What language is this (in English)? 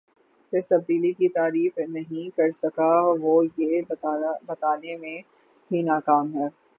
Urdu